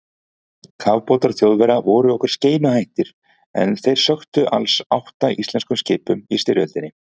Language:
Icelandic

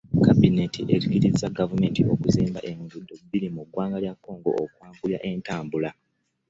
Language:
Ganda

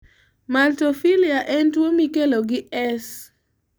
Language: Luo (Kenya and Tanzania)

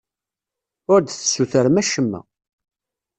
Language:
Kabyle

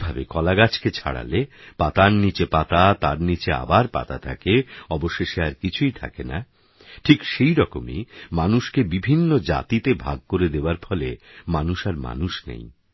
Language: Bangla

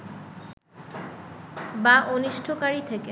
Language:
Bangla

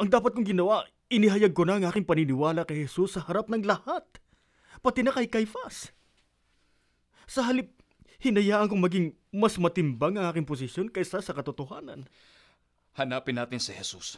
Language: Filipino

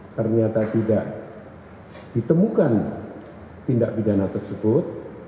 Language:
Indonesian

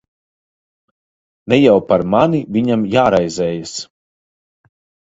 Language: Latvian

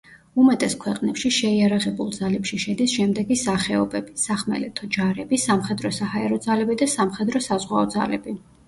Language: Georgian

